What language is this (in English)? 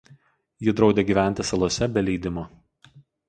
Lithuanian